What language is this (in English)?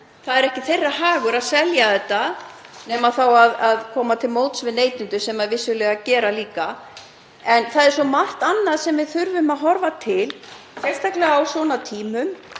Icelandic